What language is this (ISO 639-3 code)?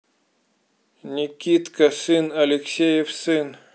rus